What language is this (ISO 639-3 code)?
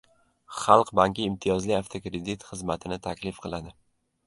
uzb